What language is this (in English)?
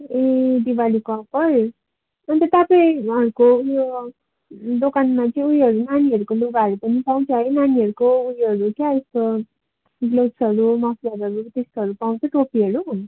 Nepali